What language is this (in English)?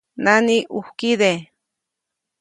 Copainalá Zoque